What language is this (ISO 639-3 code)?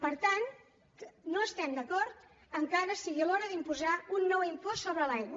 cat